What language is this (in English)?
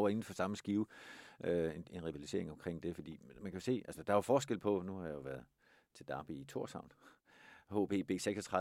Danish